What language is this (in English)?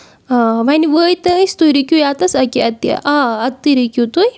Kashmiri